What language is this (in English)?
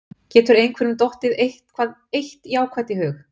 Icelandic